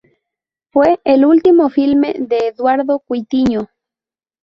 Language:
Spanish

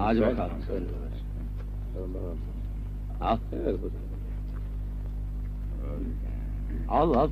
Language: Turkish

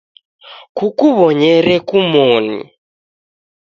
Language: Taita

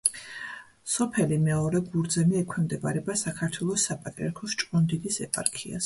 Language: Georgian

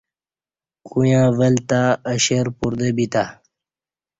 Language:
Kati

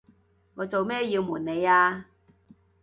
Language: Cantonese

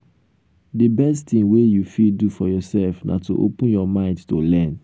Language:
Nigerian Pidgin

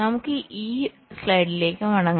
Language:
Malayalam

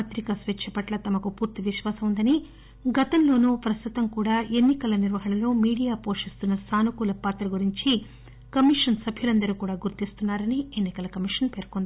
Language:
Telugu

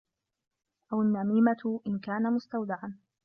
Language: Arabic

